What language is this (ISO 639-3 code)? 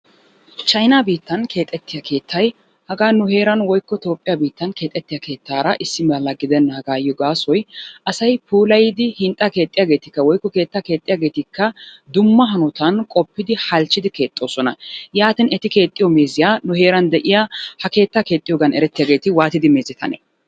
wal